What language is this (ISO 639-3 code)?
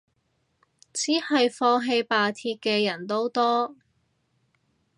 yue